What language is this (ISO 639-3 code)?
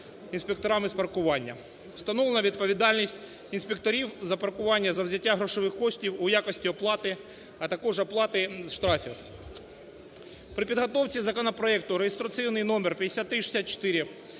ukr